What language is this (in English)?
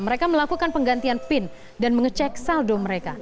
Indonesian